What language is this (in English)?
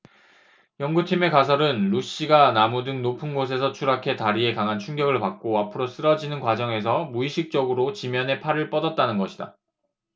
Korean